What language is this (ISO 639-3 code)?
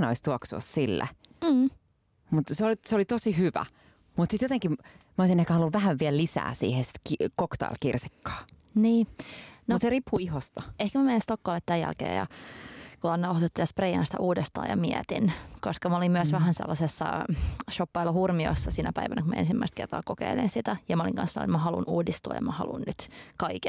fin